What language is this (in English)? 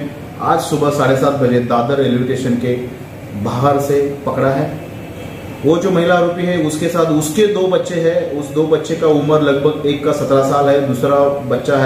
Hindi